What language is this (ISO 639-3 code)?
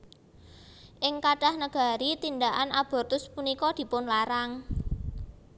jav